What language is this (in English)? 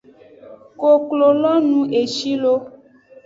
Aja (Benin)